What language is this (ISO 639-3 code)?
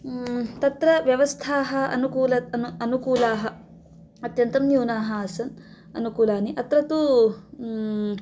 san